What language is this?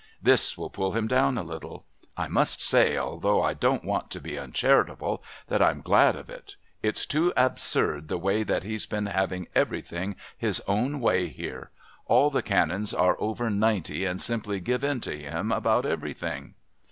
English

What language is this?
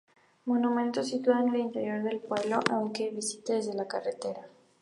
Spanish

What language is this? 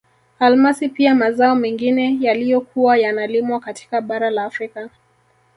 Swahili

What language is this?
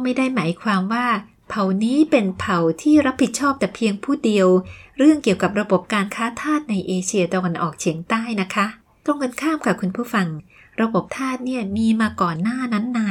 Thai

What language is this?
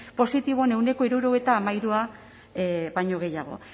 Basque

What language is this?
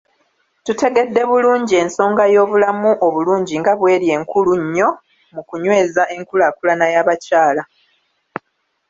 Ganda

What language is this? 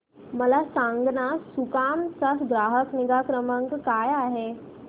Marathi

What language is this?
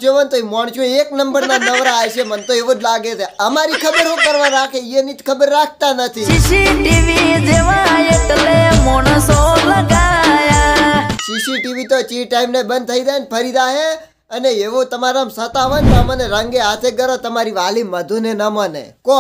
Hindi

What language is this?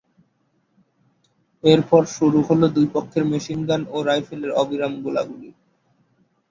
Bangla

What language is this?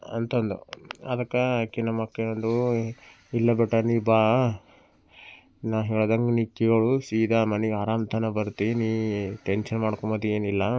Kannada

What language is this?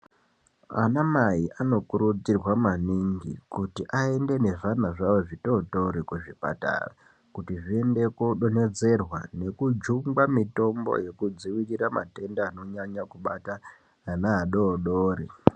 Ndau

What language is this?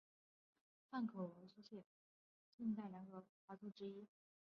Chinese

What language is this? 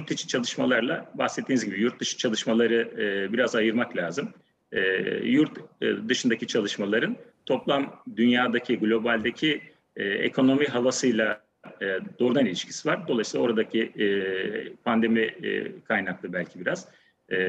Turkish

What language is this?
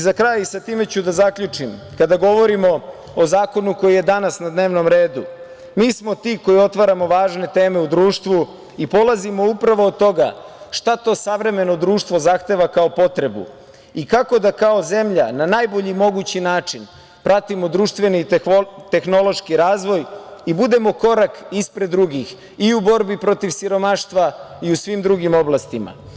Serbian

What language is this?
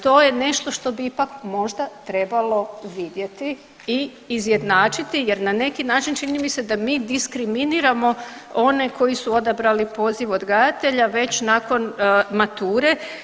Croatian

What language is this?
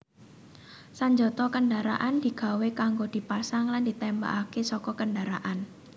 Javanese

